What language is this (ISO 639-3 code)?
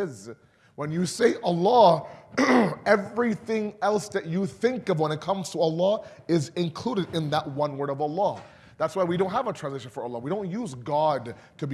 eng